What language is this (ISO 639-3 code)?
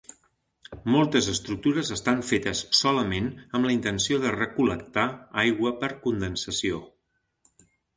cat